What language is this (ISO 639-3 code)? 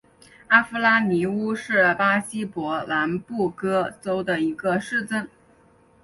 zho